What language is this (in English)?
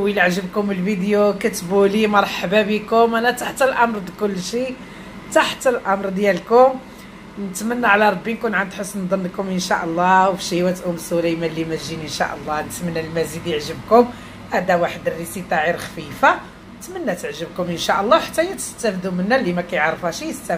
Arabic